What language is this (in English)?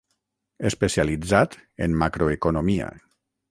Catalan